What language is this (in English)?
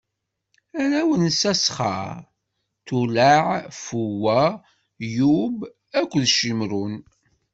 Kabyle